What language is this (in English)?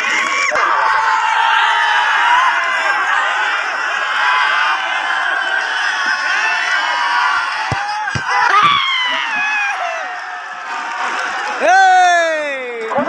Arabic